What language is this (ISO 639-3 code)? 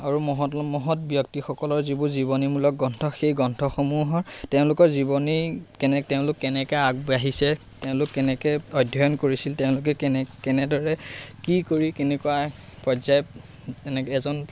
asm